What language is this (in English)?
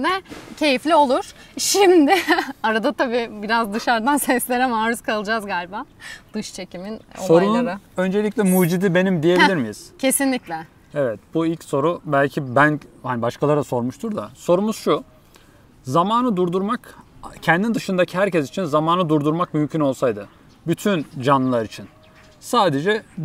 Turkish